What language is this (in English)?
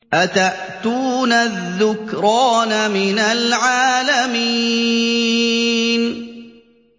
Arabic